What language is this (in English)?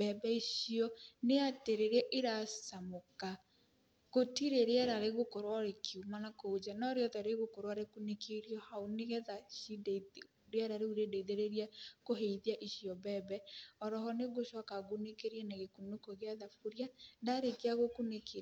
Kikuyu